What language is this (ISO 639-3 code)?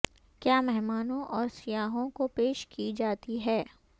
urd